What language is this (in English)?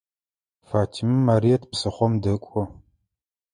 Adyghe